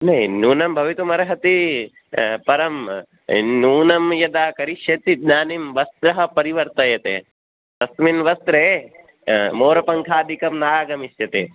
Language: Sanskrit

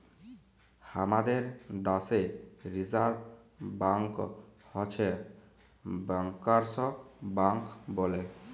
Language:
Bangla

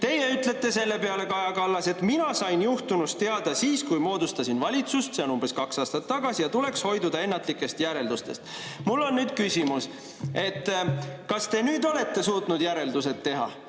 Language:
Estonian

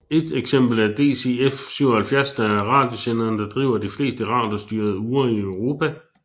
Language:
Danish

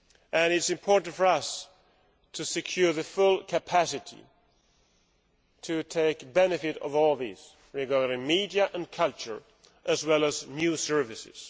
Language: English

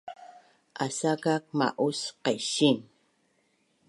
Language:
Bunun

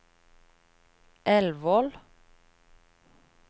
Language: Norwegian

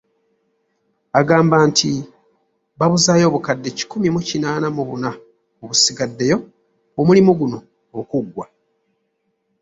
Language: Ganda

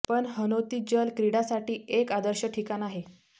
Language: Marathi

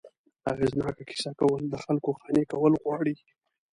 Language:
Pashto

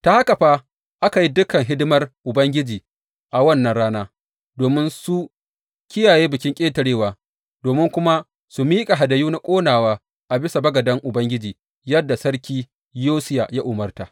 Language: Hausa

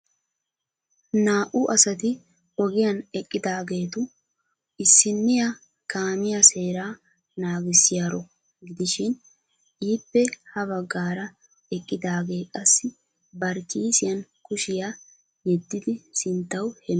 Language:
Wolaytta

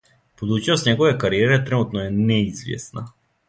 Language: Serbian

